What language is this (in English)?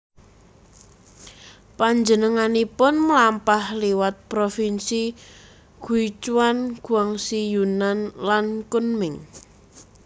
Javanese